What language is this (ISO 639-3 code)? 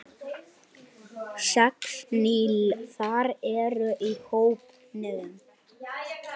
isl